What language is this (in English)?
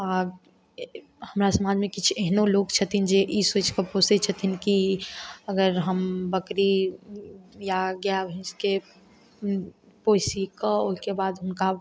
Maithili